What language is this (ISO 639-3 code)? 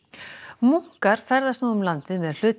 isl